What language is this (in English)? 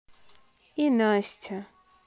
Russian